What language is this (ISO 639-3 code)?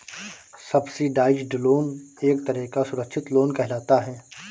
hin